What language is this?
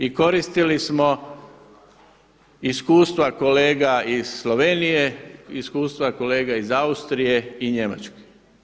Croatian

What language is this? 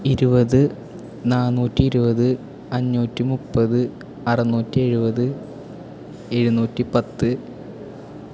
Malayalam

